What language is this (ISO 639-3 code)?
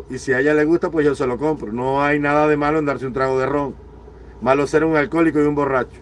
spa